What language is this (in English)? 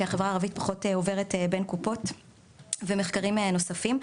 Hebrew